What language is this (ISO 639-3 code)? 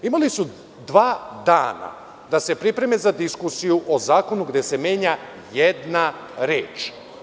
srp